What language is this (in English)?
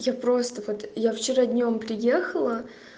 Russian